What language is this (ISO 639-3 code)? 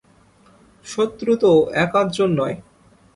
ben